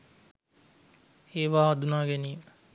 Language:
Sinhala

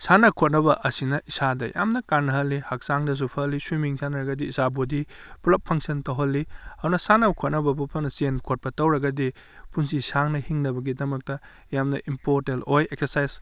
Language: Manipuri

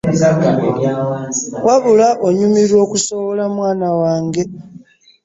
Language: Ganda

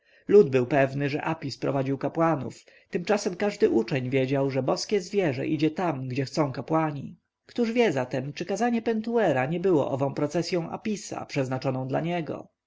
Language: Polish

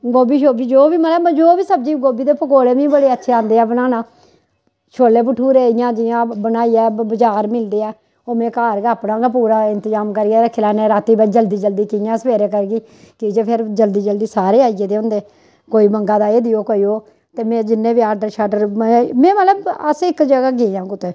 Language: Dogri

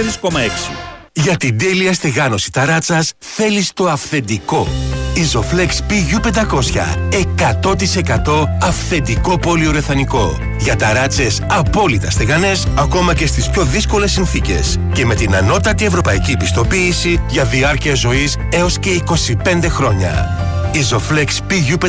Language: Greek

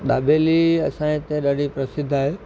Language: Sindhi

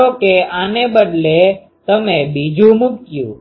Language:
Gujarati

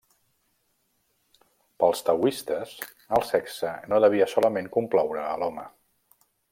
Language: Catalan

